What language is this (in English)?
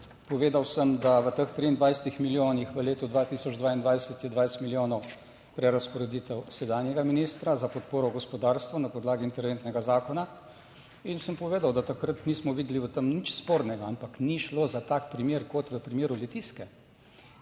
Slovenian